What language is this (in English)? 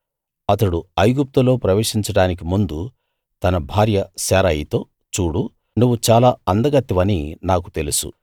Telugu